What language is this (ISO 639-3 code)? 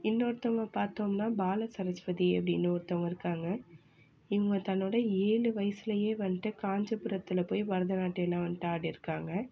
tam